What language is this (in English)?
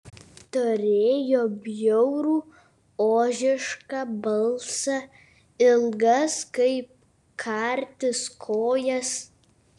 Lithuanian